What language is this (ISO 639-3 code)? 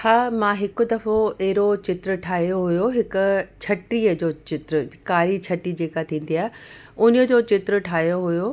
snd